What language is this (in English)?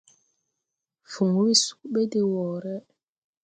Tupuri